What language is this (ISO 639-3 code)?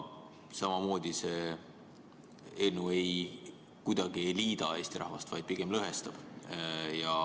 est